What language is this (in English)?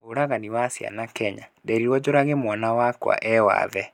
Kikuyu